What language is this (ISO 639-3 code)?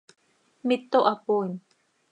sei